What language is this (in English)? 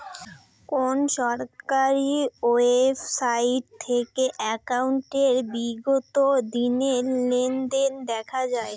Bangla